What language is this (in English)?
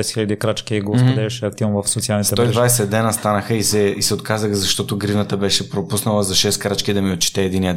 Bulgarian